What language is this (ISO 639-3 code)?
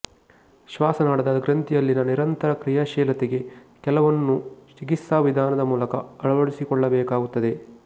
kan